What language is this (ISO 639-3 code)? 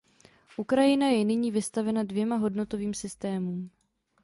ces